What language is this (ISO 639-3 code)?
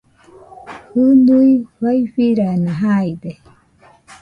hux